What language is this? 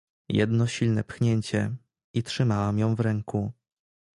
Polish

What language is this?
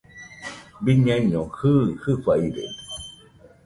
Nüpode Huitoto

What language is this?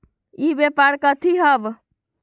Magahi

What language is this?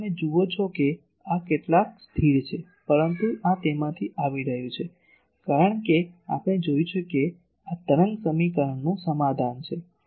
Gujarati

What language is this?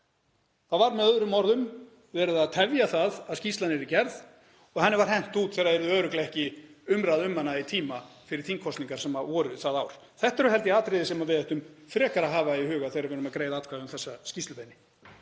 Icelandic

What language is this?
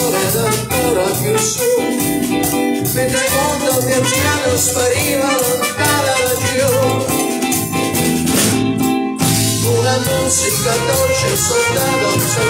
Romanian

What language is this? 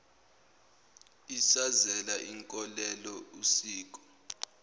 Zulu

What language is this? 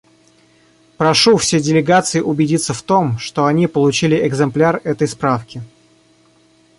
Russian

